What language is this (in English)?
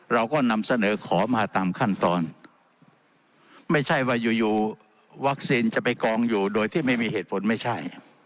Thai